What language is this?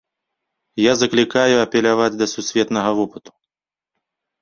Belarusian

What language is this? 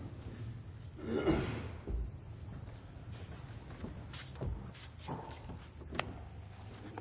Norwegian Bokmål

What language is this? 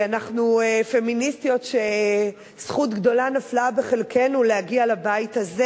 Hebrew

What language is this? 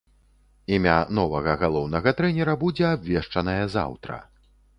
Belarusian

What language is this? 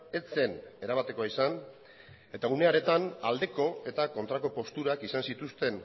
Basque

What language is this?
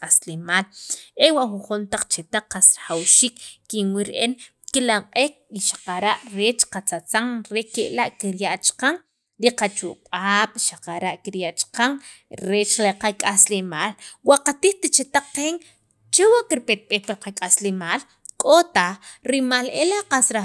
Sacapulteco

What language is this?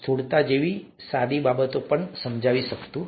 Gujarati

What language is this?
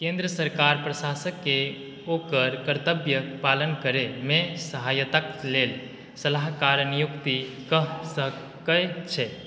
Maithili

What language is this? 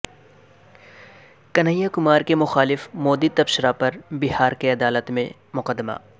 Urdu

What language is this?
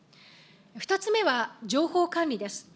Japanese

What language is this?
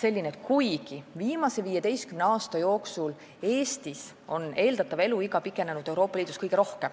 Estonian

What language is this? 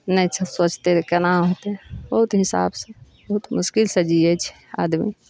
Maithili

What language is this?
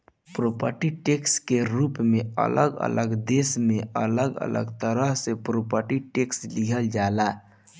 Bhojpuri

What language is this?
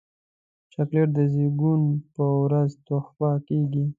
Pashto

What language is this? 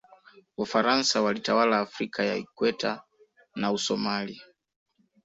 Swahili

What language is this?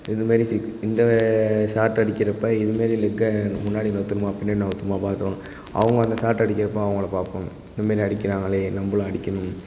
Tamil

